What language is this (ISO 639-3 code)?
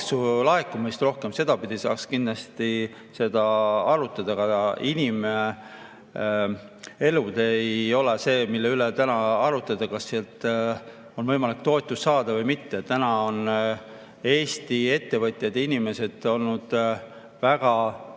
est